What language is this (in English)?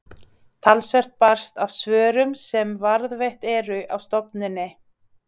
Icelandic